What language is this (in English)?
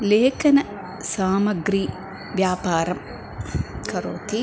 Sanskrit